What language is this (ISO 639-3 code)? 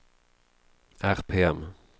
swe